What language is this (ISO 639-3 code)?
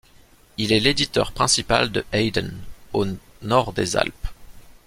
fra